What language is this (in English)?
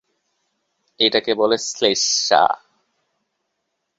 Bangla